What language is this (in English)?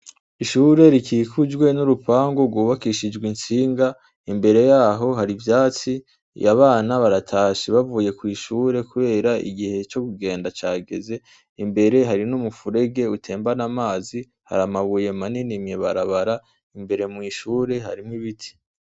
Rundi